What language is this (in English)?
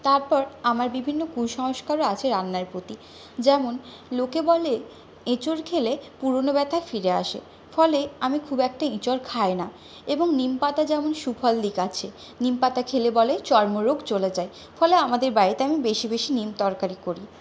Bangla